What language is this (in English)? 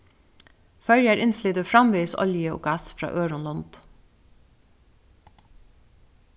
Faroese